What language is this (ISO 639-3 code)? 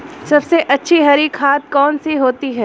hin